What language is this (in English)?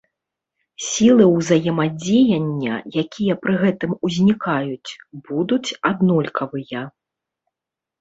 Belarusian